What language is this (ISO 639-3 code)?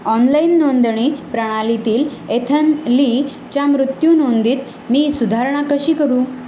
mar